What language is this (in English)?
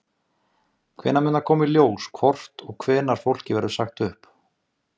Icelandic